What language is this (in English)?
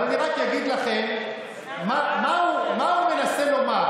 Hebrew